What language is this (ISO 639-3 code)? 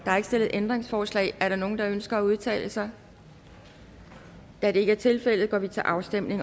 dan